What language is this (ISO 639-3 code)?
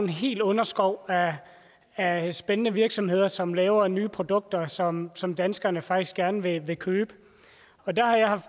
dan